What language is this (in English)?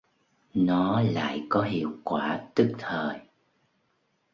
Vietnamese